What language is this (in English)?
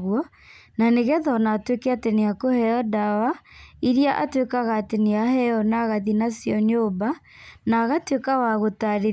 Kikuyu